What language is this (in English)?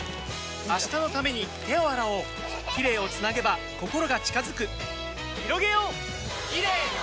Japanese